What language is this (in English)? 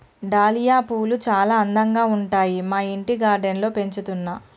Telugu